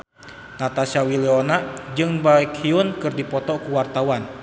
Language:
Sundanese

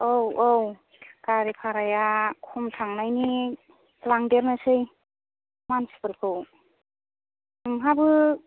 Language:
Bodo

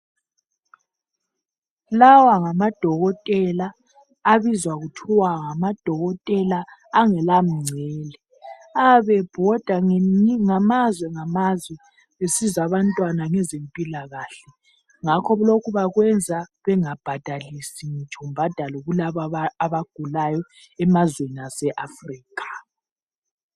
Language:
North Ndebele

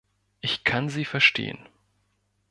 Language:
German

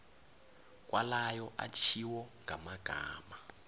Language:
South Ndebele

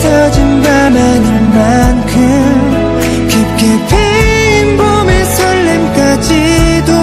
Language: Korean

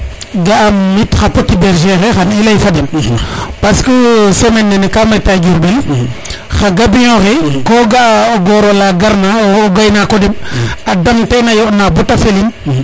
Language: Serer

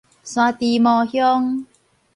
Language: Min Nan Chinese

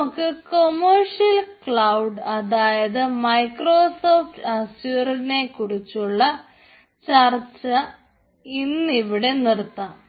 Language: Malayalam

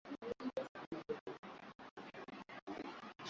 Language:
Swahili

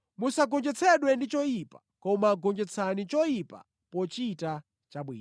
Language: Nyanja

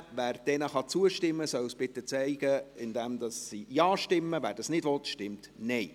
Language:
Swiss German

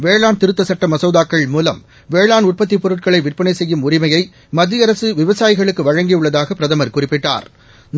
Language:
Tamil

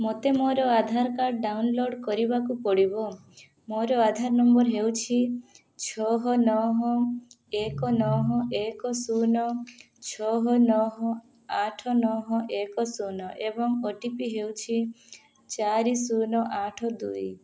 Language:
Odia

